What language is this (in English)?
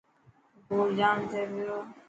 Dhatki